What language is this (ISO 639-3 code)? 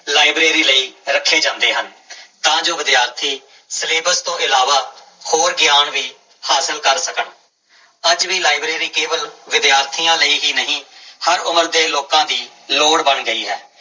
pan